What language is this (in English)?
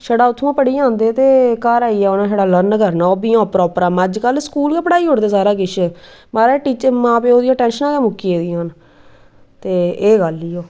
Dogri